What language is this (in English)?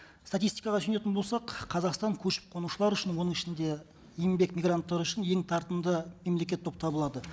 Kazakh